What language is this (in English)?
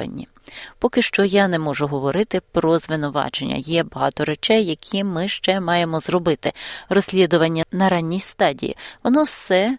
Ukrainian